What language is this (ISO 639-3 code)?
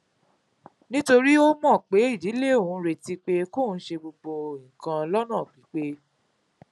yor